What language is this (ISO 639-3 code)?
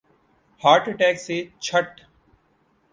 urd